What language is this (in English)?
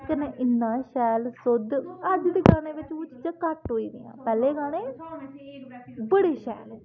Dogri